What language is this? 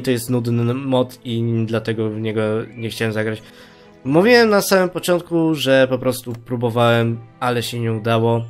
Polish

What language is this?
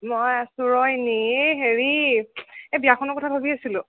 Assamese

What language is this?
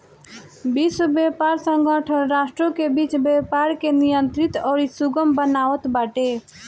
Bhojpuri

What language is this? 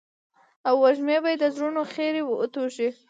Pashto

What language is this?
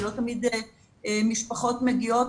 Hebrew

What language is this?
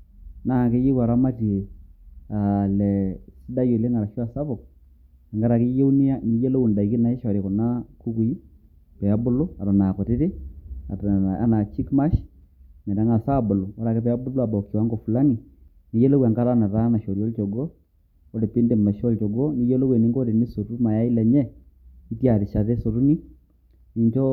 Masai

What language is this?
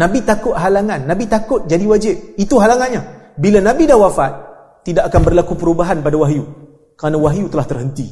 Malay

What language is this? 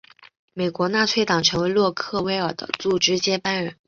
Chinese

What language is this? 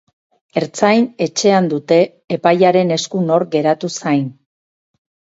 Basque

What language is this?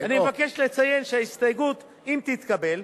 Hebrew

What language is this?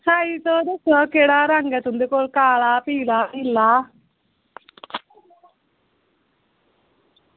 Dogri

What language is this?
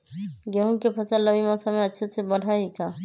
Magahi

